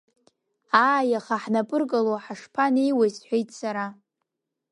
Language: Abkhazian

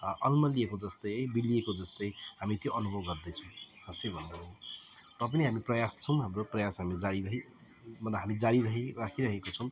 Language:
Nepali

